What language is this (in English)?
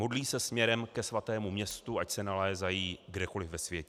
Czech